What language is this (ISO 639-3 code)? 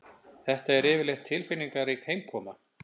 isl